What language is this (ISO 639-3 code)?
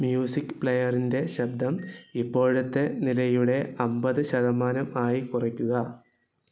mal